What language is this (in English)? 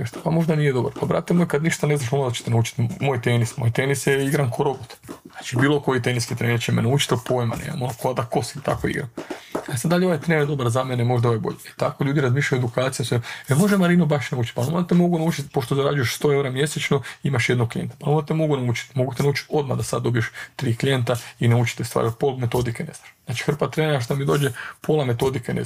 Croatian